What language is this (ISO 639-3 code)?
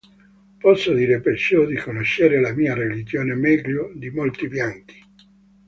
ita